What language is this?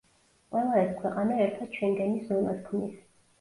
Georgian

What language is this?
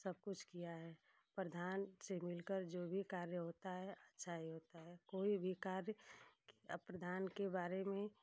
Hindi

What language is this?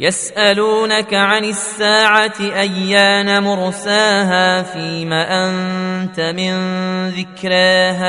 Arabic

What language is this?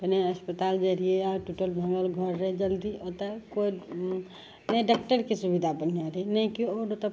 Maithili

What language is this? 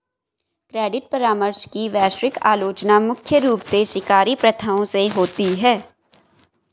Hindi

